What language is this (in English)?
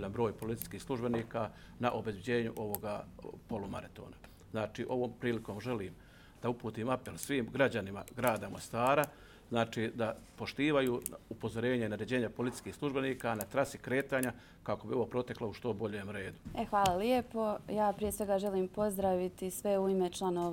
Croatian